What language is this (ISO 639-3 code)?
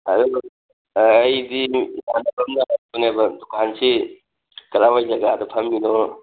mni